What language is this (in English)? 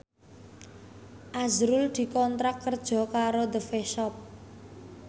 Javanese